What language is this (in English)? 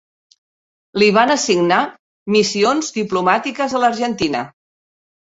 Catalan